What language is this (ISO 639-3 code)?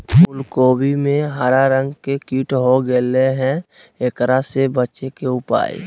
mag